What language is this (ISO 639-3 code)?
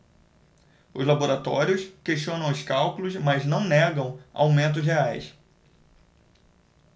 por